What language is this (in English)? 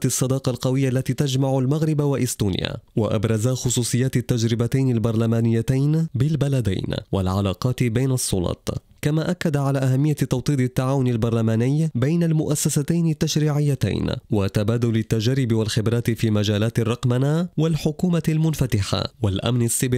Arabic